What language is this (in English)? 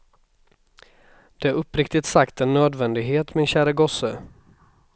Swedish